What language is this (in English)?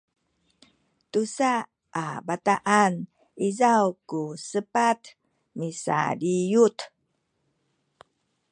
Sakizaya